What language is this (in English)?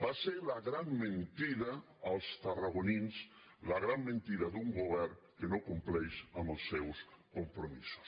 Catalan